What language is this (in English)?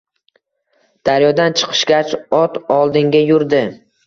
Uzbek